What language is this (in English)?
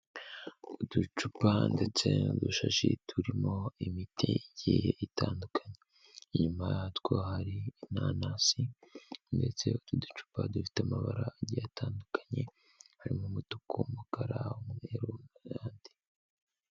Kinyarwanda